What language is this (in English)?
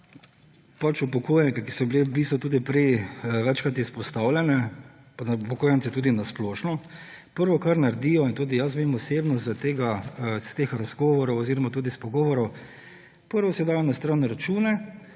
Slovenian